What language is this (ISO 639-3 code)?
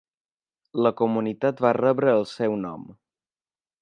cat